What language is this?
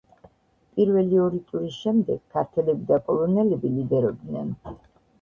Georgian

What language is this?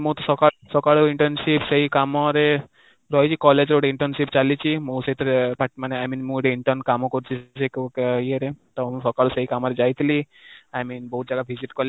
Odia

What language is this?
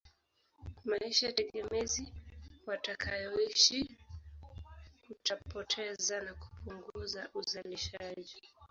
Swahili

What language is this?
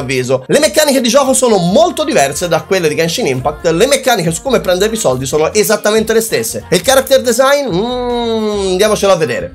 Italian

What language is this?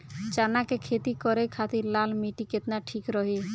Bhojpuri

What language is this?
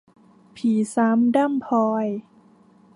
Thai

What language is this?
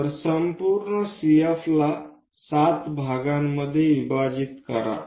Marathi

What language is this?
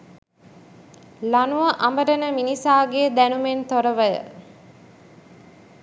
Sinhala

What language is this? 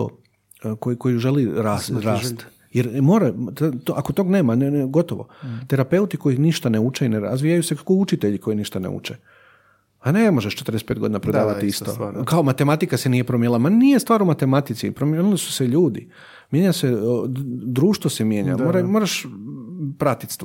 Croatian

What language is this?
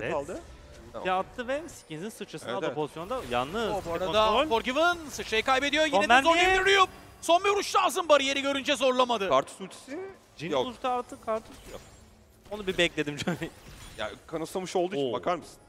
Turkish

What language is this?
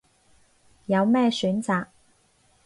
Cantonese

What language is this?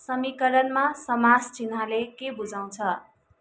Nepali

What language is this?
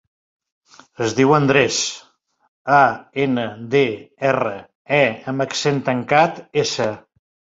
Catalan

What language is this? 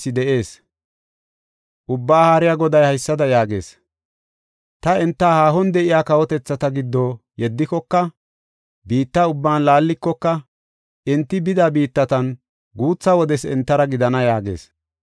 Gofa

